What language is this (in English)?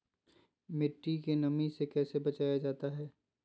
Magahi